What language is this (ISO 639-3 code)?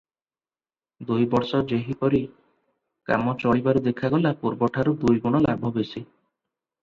ori